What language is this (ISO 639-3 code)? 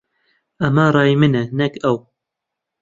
ckb